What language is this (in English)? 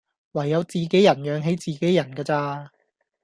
Cantonese